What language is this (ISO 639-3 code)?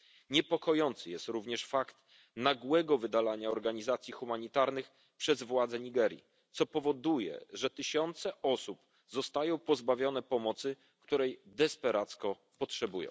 pol